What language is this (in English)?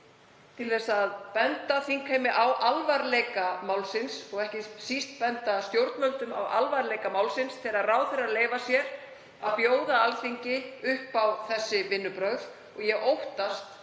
Icelandic